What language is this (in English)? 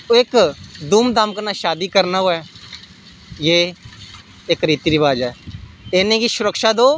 Dogri